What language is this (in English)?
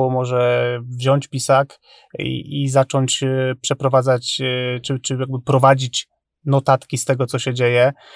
Polish